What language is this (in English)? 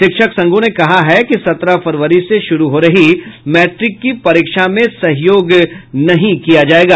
Hindi